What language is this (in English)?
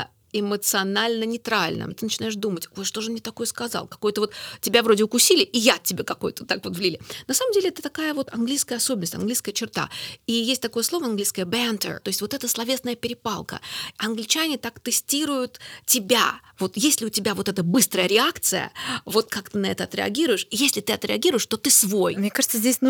Russian